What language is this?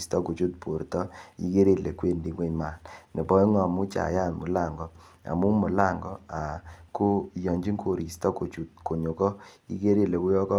Kalenjin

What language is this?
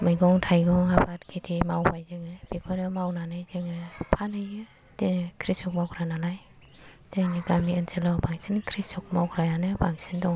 Bodo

